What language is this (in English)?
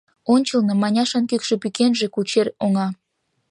Mari